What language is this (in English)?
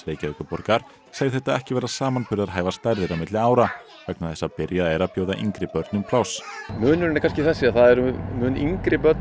Icelandic